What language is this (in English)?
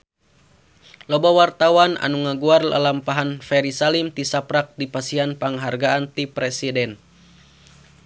Sundanese